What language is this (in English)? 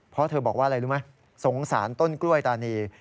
Thai